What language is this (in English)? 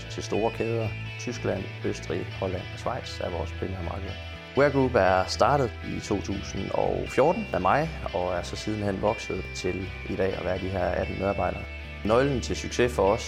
Danish